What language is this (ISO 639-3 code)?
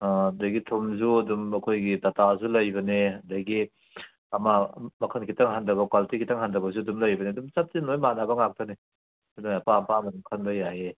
mni